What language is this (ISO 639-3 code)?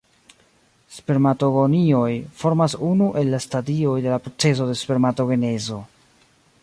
epo